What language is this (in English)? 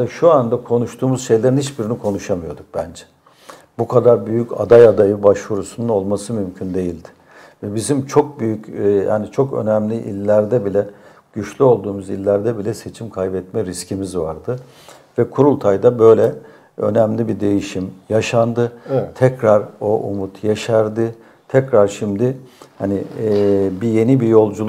Turkish